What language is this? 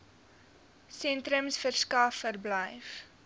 Afrikaans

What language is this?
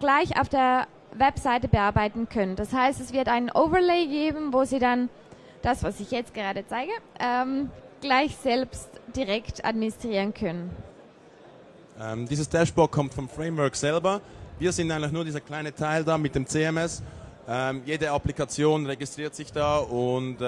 German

